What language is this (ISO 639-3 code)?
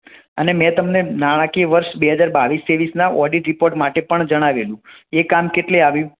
guj